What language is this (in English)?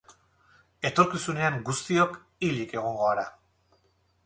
Basque